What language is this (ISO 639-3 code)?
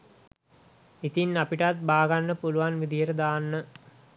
sin